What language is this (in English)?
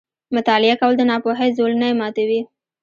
Pashto